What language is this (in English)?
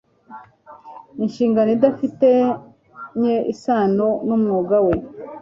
Kinyarwanda